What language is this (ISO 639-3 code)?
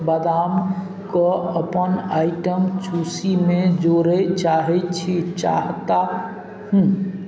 mai